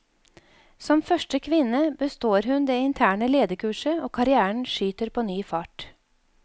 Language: Norwegian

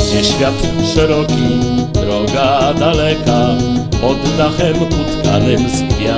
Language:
Polish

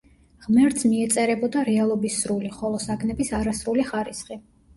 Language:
Georgian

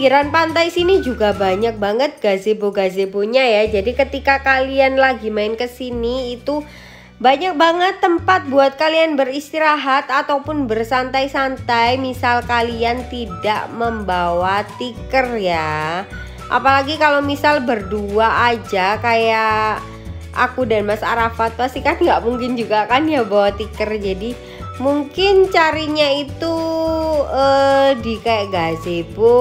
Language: Indonesian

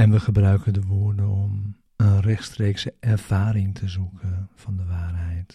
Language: Dutch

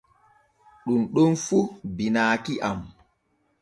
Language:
Borgu Fulfulde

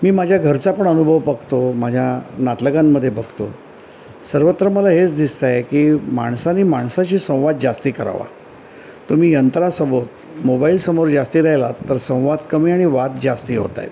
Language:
Marathi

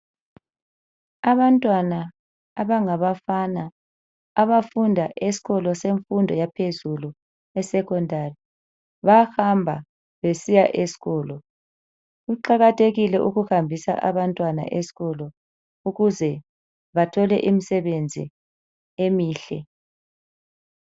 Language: North Ndebele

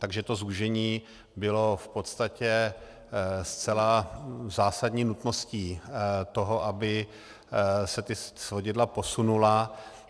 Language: Czech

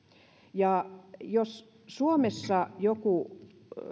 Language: Finnish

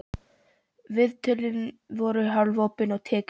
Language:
Icelandic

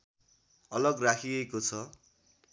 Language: Nepali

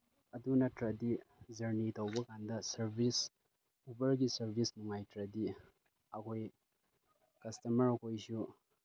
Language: Manipuri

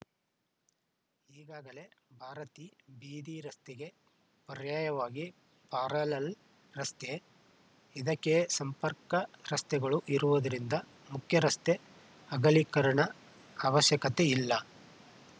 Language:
Kannada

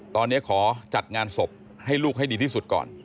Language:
Thai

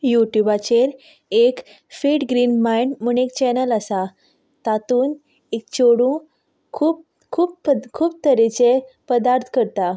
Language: Konkani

